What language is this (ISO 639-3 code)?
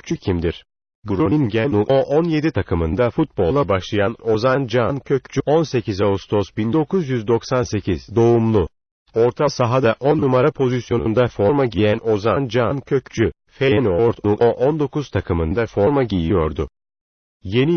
tur